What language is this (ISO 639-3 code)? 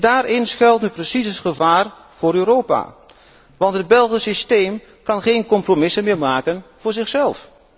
nld